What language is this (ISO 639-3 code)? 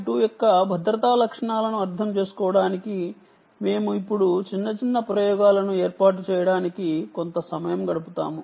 tel